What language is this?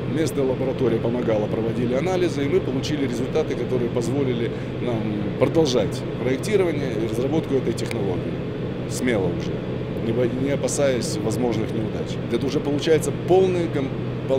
Russian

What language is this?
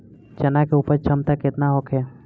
Bhojpuri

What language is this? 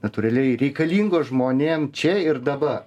Lithuanian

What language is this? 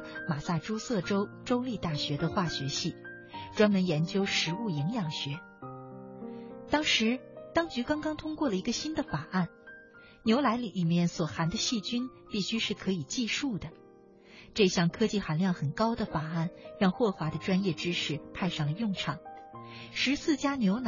Chinese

